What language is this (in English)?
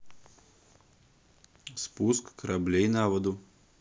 Russian